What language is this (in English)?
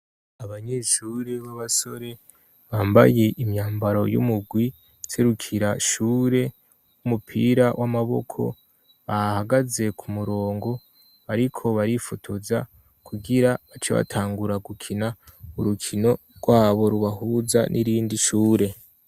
Rundi